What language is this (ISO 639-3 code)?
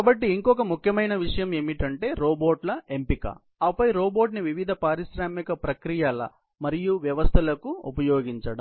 tel